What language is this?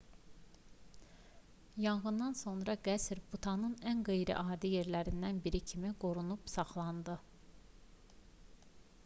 Azerbaijani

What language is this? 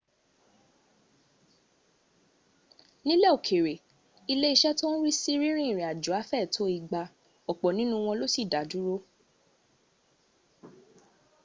Yoruba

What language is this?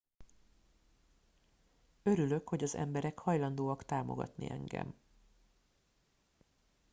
Hungarian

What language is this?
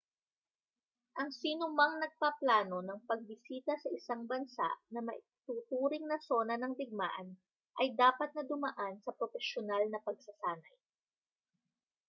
Filipino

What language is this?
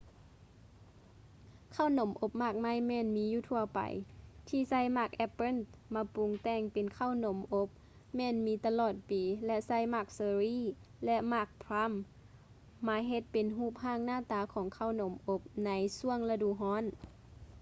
Lao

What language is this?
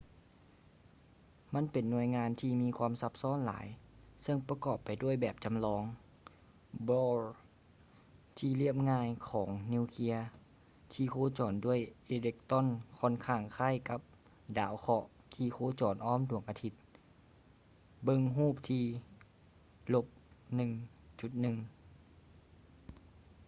Lao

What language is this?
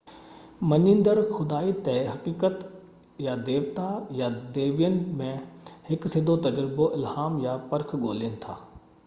Sindhi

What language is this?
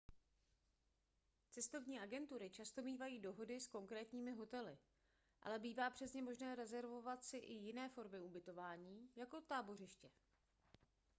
Czech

